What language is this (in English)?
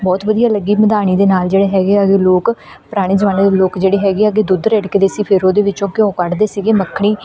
Punjabi